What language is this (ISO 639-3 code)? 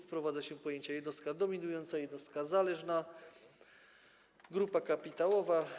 pol